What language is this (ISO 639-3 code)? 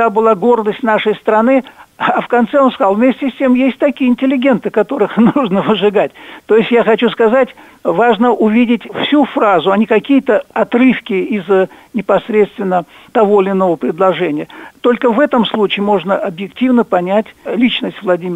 rus